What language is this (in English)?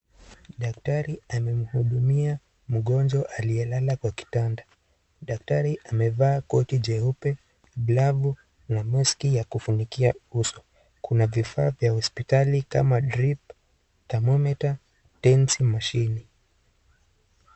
Swahili